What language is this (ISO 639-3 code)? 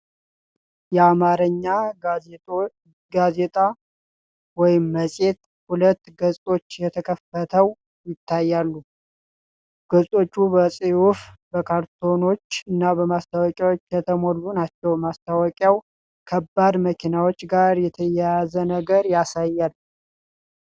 amh